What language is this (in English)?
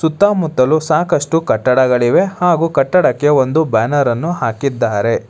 Kannada